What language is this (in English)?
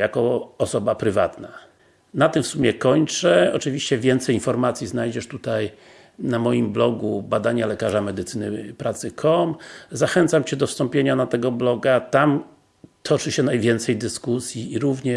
Polish